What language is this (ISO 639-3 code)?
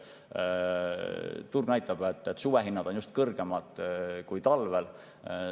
est